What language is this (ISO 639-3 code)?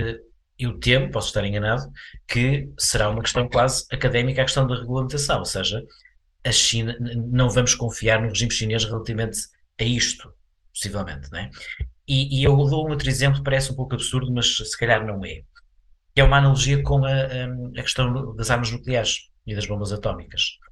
por